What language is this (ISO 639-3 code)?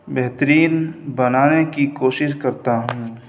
urd